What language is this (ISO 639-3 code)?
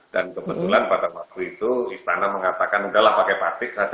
ind